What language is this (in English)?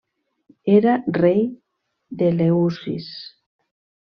Catalan